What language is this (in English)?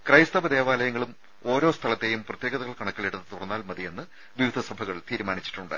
Malayalam